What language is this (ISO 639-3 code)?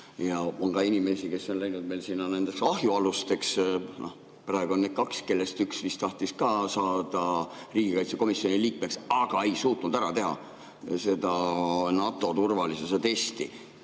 est